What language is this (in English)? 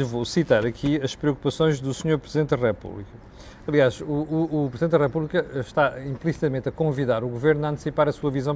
Portuguese